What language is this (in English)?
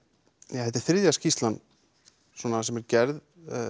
Icelandic